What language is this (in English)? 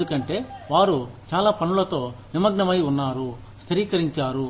Telugu